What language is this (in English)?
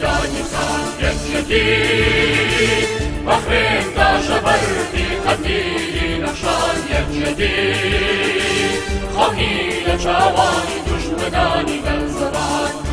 Romanian